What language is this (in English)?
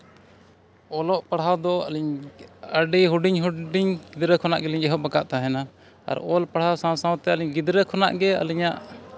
Santali